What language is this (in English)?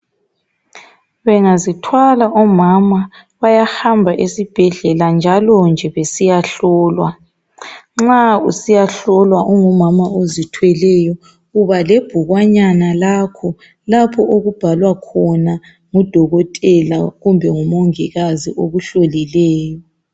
North Ndebele